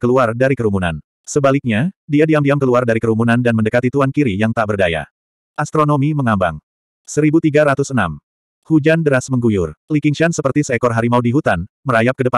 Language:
Indonesian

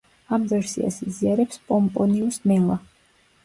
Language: Georgian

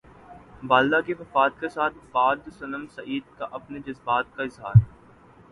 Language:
Urdu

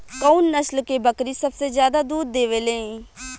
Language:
Bhojpuri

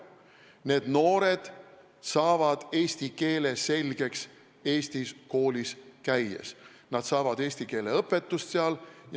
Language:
Estonian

